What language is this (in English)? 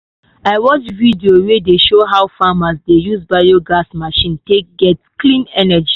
Nigerian Pidgin